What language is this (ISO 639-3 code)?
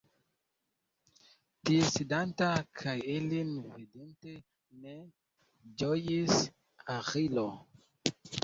epo